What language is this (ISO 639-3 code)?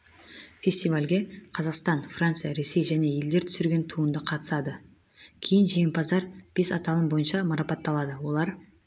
kaz